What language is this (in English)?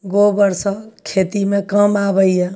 Maithili